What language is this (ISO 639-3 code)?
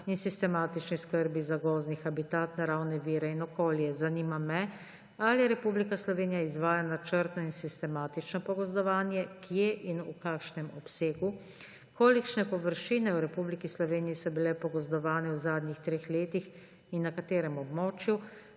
slv